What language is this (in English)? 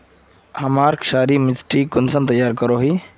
Magahi